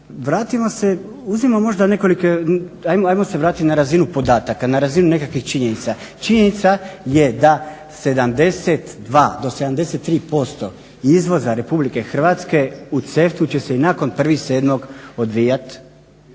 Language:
Croatian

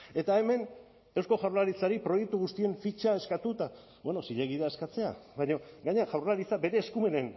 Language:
Basque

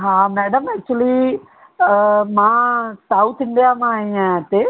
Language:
Sindhi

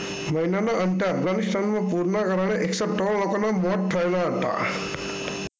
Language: Gujarati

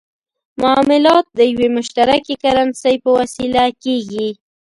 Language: Pashto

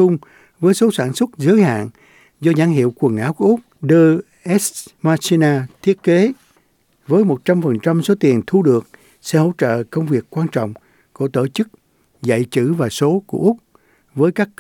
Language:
Vietnamese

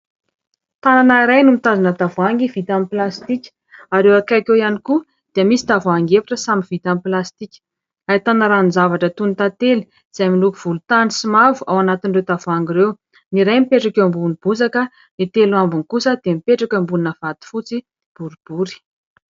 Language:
Malagasy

